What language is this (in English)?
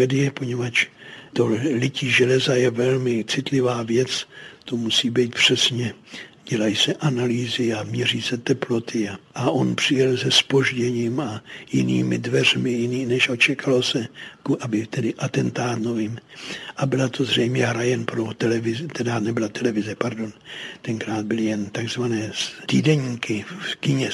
Czech